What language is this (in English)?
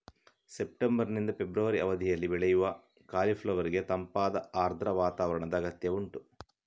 Kannada